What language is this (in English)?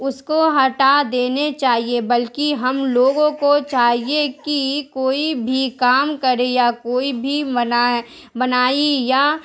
Urdu